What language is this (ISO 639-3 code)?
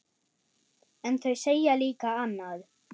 isl